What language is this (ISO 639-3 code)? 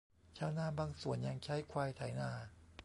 tha